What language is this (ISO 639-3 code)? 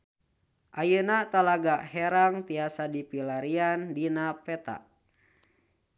sun